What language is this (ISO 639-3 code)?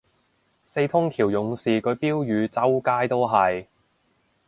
yue